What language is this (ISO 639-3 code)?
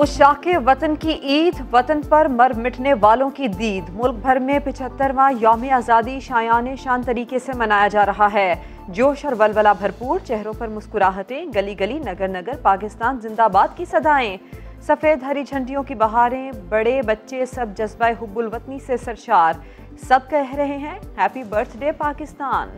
hin